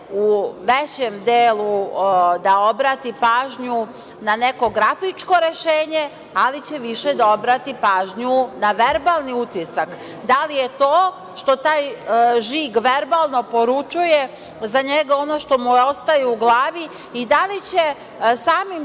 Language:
Serbian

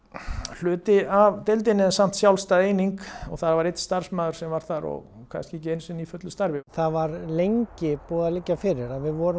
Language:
Icelandic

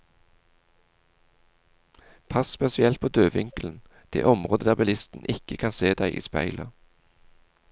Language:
Norwegian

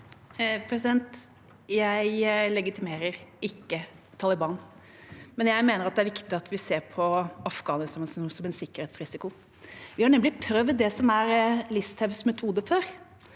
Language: Norwegian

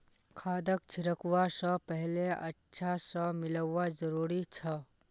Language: Magahi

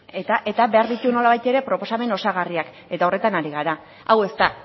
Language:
Basque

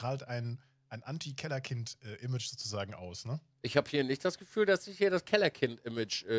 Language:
German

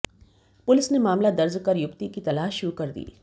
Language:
Hindi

